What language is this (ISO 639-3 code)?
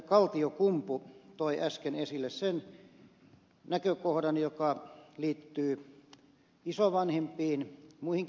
fin